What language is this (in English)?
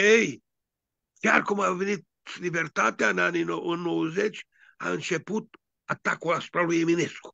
Romanian